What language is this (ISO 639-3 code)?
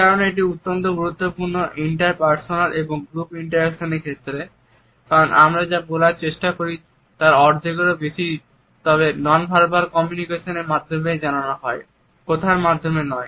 ben